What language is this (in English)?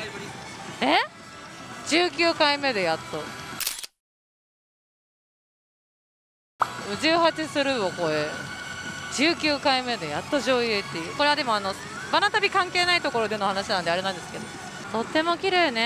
Japanese